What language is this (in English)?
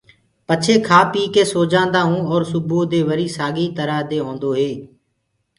Gurgula